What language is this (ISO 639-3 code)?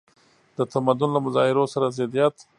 pus